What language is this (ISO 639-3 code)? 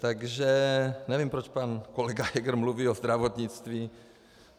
ces